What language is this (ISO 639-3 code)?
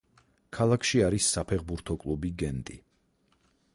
kat